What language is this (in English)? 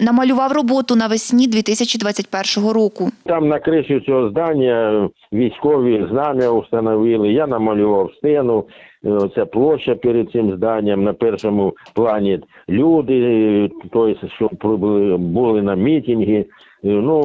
Ukrainian